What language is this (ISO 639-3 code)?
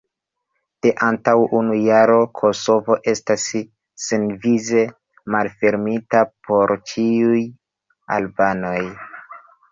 epo